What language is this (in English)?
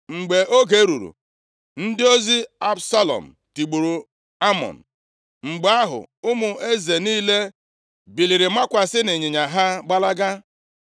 Igbo